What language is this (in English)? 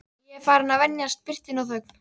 Icelandic